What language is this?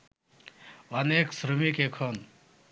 Bangla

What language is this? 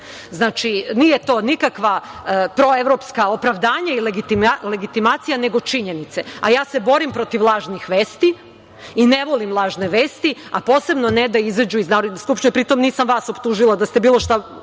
Serbian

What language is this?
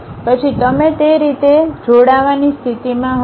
Gujarati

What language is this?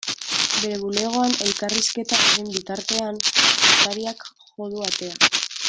Basque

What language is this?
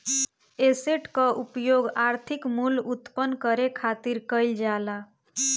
Bhojpuri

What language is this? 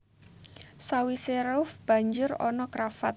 Javanese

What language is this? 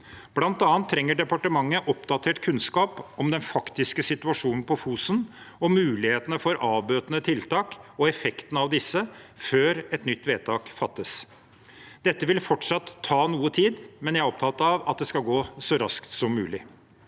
Norwegian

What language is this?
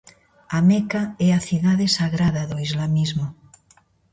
Galician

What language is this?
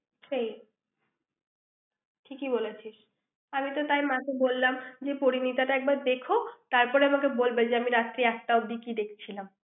Bangla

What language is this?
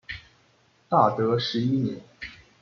Chinese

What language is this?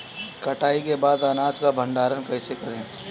Bhojpuri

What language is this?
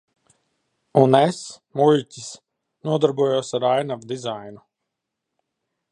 Latvian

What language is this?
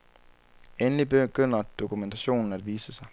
Danish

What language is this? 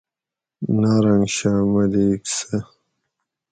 Gawri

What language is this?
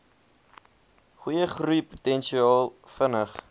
Afrikaans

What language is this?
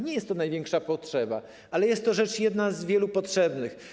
Polish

